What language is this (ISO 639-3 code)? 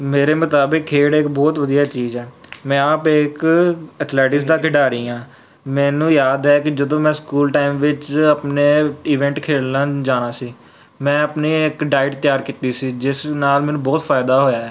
pan